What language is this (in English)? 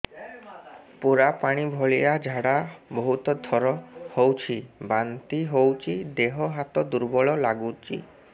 Odia